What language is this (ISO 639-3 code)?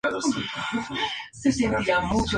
spa